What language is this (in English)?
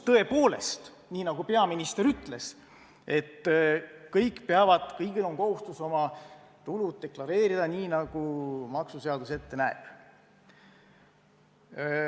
Estonian